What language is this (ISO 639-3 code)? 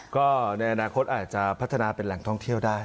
tha